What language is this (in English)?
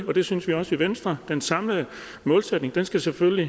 Danish